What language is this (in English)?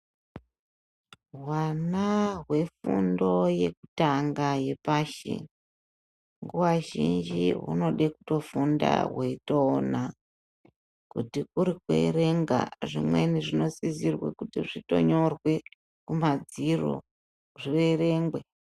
Ndau